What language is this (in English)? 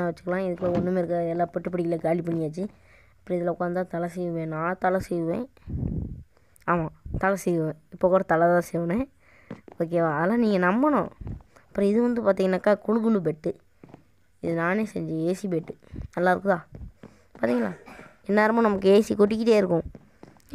Indonesian